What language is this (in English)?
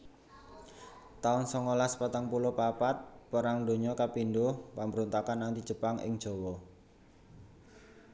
Javanese